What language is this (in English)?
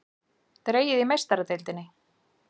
Icelandic